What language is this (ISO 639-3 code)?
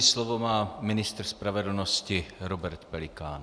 ces